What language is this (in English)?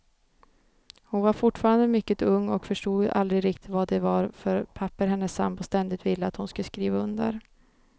Swedish